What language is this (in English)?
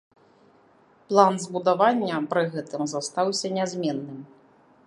Belarusian